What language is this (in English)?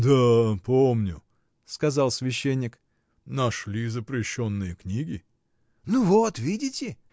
Russian